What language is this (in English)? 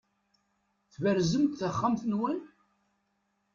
Kabyle